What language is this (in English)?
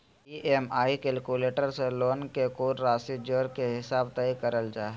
Magahi